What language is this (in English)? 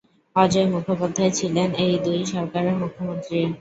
Bangla